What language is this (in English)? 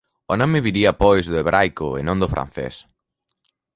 Galician